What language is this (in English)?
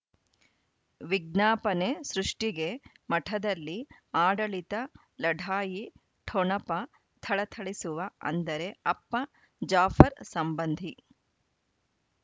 Kannada